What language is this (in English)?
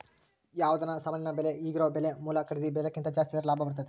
Kannada